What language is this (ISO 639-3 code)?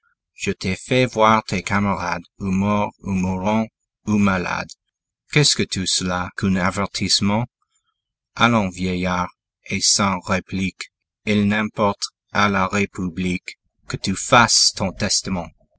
fra